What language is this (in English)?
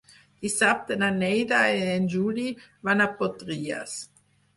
Catalan